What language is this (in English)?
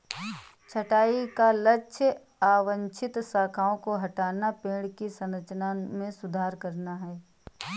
Hindi